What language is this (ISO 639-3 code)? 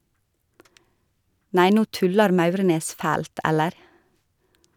nor